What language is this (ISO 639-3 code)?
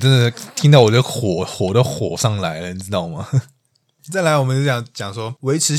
zho